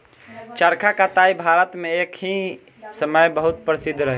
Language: Bhojpuri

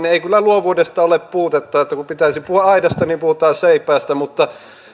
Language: Finnish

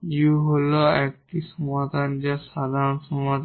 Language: Bangla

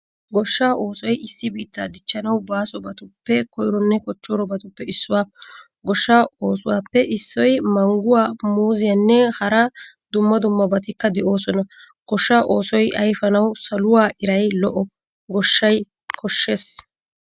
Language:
Wolaytta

